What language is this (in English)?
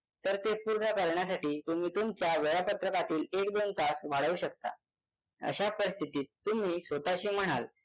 Marathi